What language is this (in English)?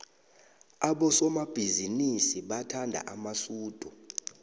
South Ndebele